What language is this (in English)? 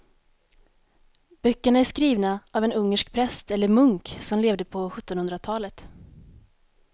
Swedish